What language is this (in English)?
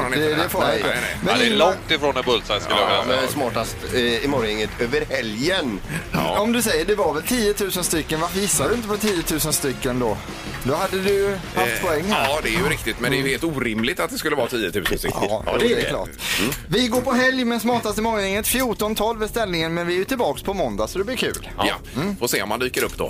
Swedish